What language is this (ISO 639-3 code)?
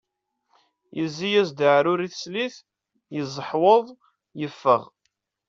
kab